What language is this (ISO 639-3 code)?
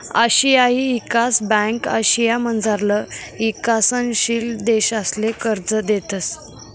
mar